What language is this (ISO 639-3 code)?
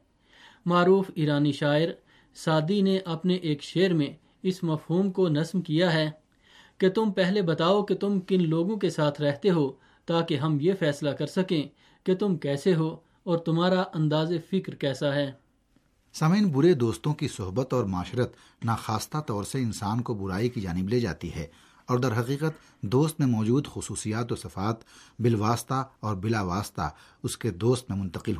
urd